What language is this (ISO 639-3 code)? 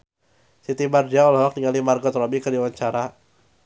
sun